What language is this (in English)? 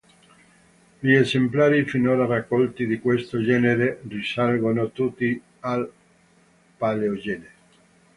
Italian